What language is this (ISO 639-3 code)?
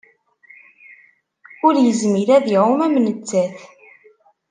kab